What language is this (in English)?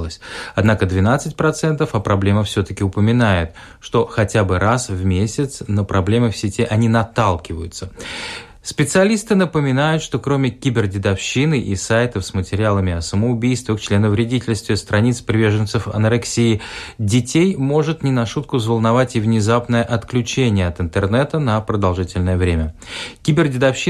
Russian